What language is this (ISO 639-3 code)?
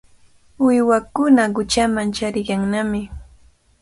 qvl